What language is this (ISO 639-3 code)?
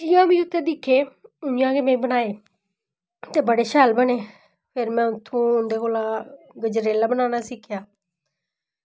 doi